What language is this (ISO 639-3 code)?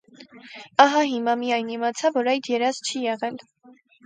hye